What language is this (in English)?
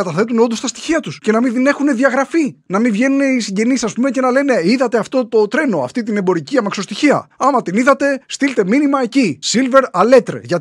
Greek